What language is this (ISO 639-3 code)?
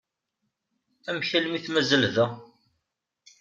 kab